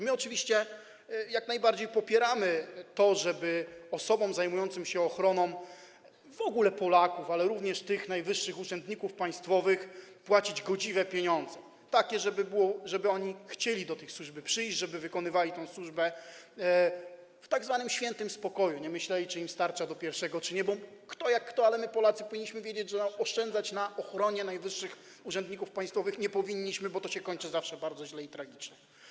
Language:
Polish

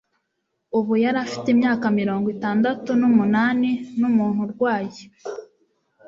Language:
Kinyarwanda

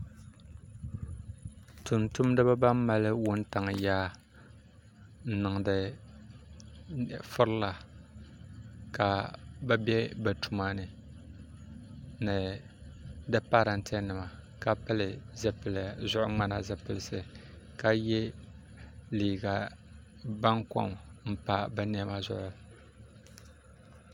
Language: Dagbani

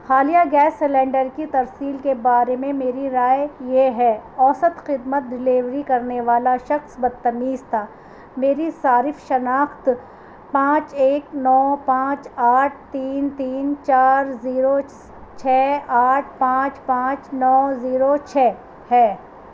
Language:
Urdu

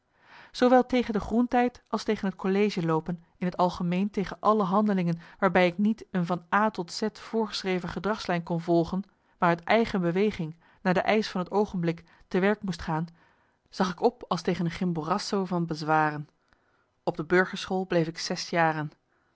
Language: Dutch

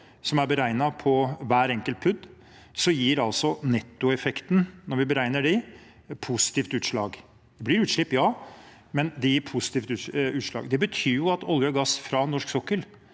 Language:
Norwegian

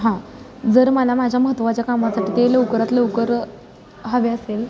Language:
Marathi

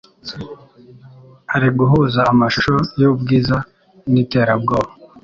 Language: Kinyarwanda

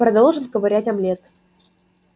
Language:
Russian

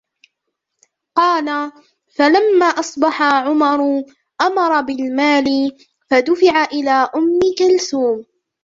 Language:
Arabic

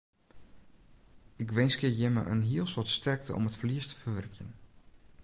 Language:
Western Frisian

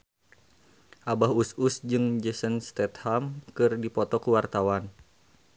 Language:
Sundanese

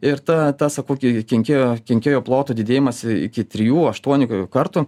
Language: Lithuanian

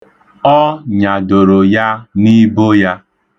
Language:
Igbo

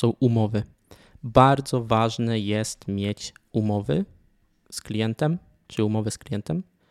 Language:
Polish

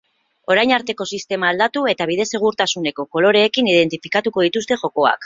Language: Basque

